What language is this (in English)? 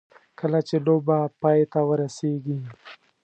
Pashto